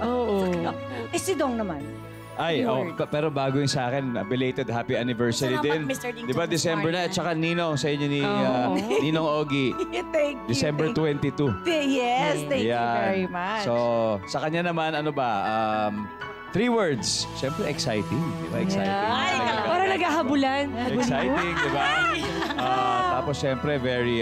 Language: Filipino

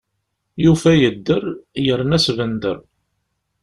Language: Kabyle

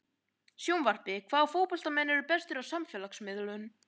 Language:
Icelandic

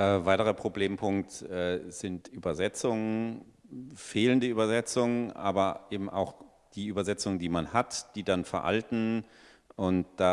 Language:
German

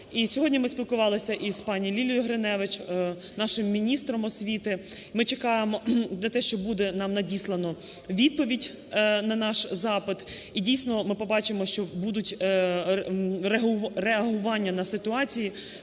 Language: Ukrainian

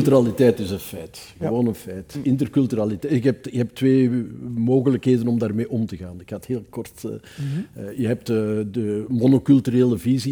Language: Dutch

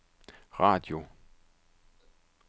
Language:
Danish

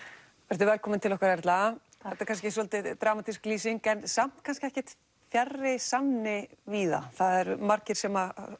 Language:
Icelandic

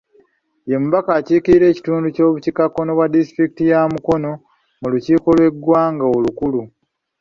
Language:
Ganda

